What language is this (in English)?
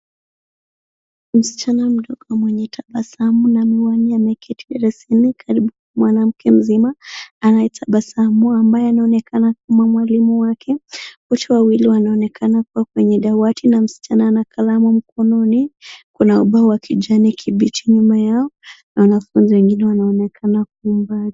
Swahili